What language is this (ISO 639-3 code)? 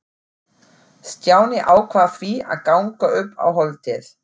isl